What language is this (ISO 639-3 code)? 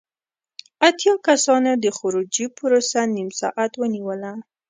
pus